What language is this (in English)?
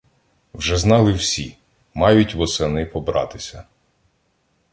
Ukrainian